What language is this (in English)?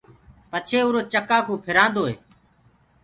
Gurgula